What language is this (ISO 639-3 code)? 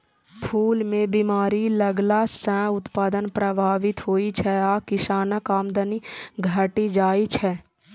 mai